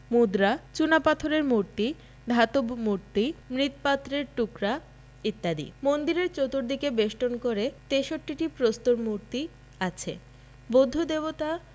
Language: Bangla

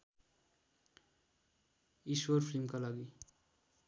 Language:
Nepali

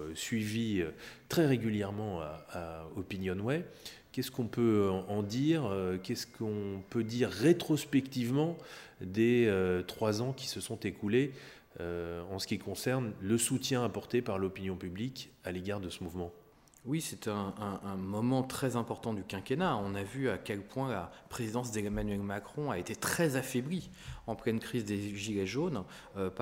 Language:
French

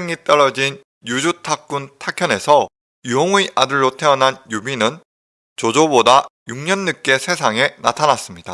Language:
Korean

